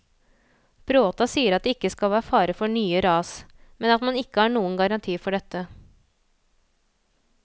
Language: Norwegian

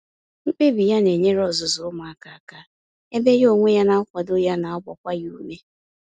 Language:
Igbo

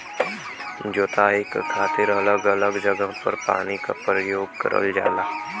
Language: Bhojpuri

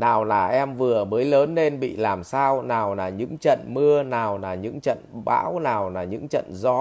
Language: Vietnamese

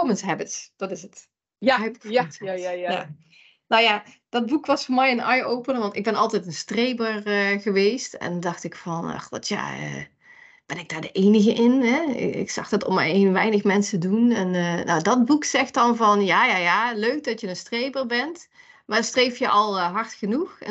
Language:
Dutch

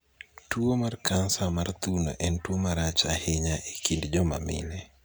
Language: Luo (Kenya and Tanzania)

